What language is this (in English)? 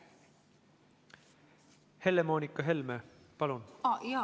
Estonian